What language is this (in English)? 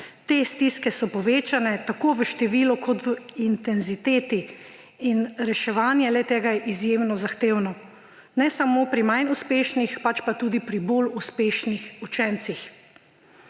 Slovenian